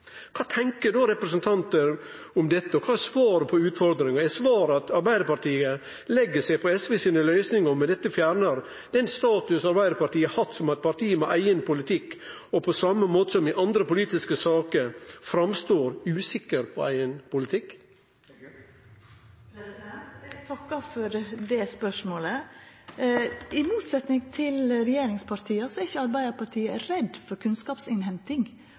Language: Norwegian Nynorsk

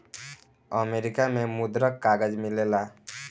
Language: Bhojpuri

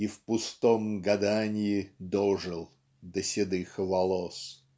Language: Russian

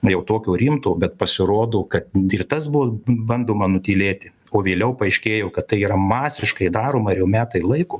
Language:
Lithuanian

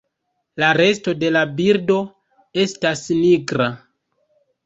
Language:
Esperanto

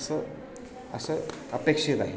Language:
Marathi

